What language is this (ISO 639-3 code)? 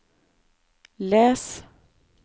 nor